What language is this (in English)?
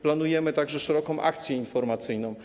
Polish